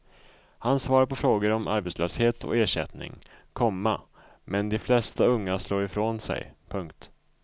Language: Swedish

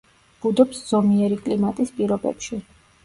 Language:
Georgian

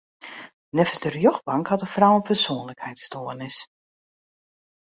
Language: Western Frisian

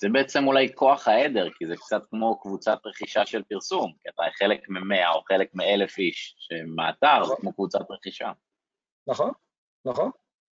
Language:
Hebrew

